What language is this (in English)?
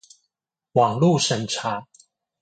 Chinese